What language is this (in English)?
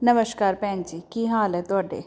Punjabi